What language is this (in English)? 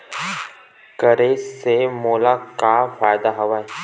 Chhattisgarhi